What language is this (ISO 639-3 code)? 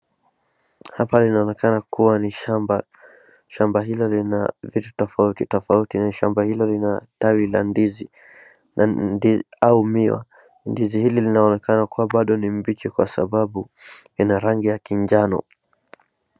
swa